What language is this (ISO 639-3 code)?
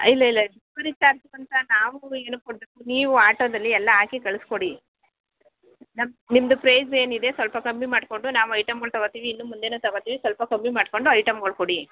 kan